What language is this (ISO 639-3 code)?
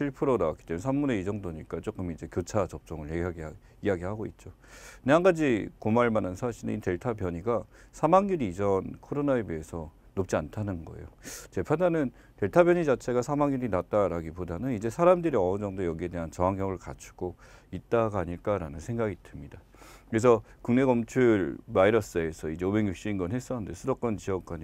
kor